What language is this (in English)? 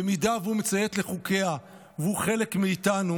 Hebrew